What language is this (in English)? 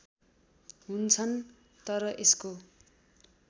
Nepali